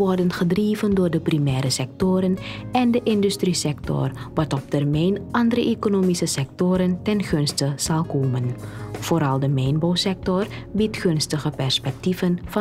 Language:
Dutch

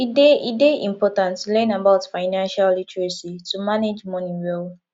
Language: Nigerian Pidgin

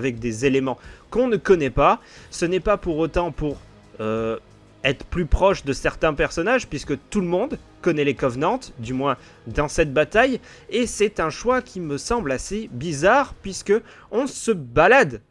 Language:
French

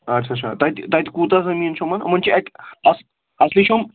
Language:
Kashmiri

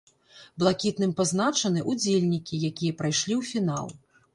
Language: Belarusian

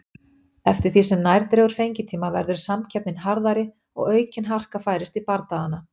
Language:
Icelandic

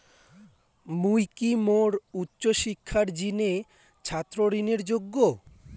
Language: Bangla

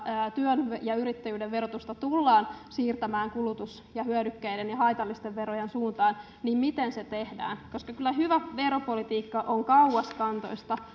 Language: Finnish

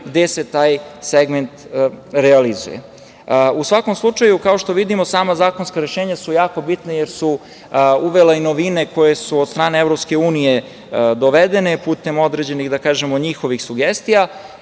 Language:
Serbian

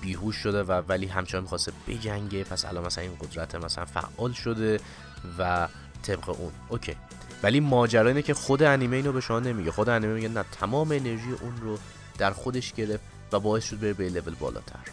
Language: Persian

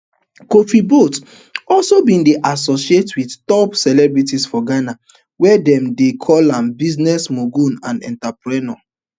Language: Nigerian Pidgin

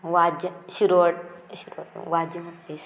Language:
Konkani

